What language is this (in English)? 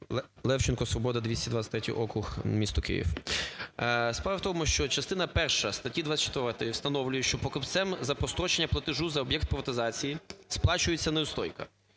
Ukrainian